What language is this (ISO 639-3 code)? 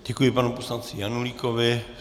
ces